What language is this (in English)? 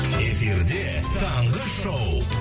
Kazakh